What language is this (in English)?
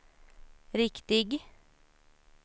Swedish